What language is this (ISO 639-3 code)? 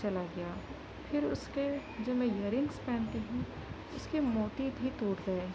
urd